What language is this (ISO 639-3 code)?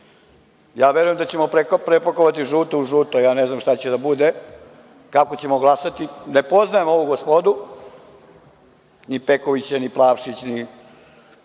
srp